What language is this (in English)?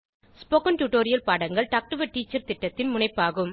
Tamil